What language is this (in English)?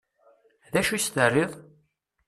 Kabyle